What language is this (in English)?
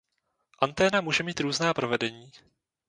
Czech